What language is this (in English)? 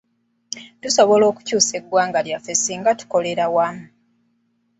Ganda